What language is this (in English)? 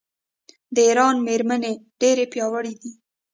Pashto